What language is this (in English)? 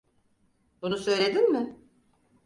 Turkish